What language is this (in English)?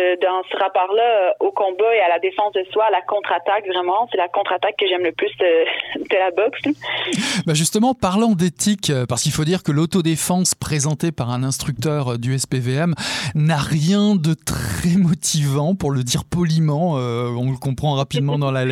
French